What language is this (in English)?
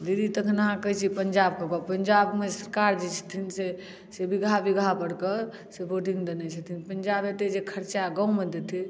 Maithili